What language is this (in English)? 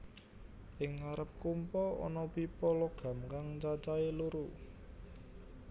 Javanese